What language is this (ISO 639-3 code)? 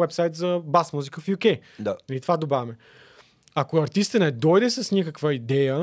bul